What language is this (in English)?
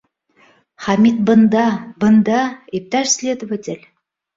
Bashkir